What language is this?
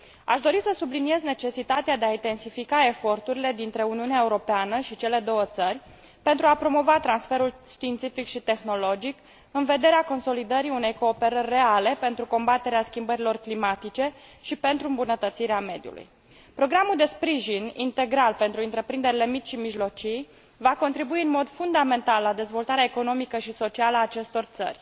Romanian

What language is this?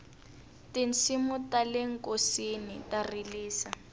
Tsonga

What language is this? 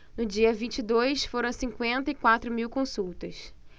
Portuguese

